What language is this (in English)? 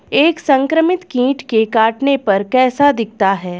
Hindi